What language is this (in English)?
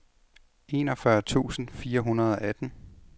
Danish